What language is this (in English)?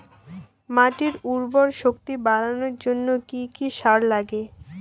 Bangla